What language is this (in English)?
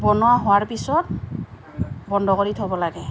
Assamese